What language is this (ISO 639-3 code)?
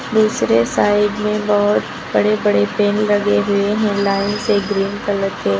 hin